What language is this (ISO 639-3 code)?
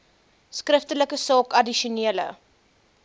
afr